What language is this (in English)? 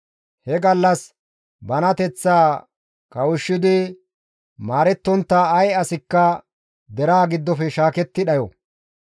Gamo